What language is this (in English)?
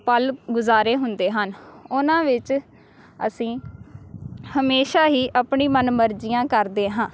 Punjabi